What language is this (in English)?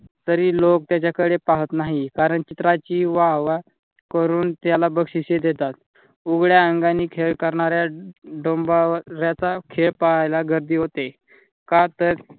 Marathi